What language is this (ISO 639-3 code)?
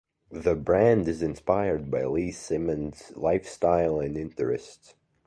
eng